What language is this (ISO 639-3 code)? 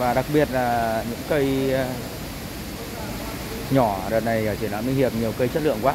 vie